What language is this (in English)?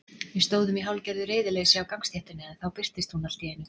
Icelandic